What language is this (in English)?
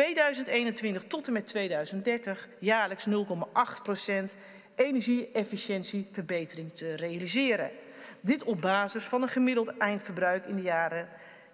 Dutch